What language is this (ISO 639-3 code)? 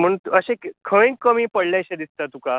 kok